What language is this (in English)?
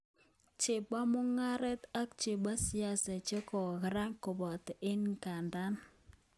Kalenjin